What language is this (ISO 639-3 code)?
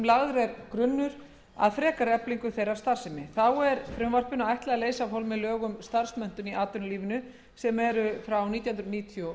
isl